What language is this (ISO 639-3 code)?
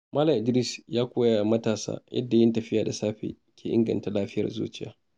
hau